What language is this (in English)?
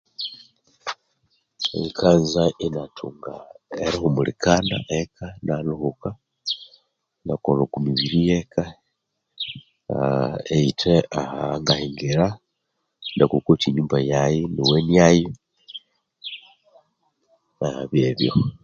Konzo